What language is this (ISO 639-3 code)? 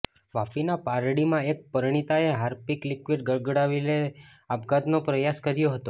guj